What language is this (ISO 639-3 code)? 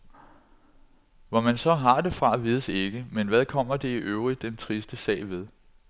dan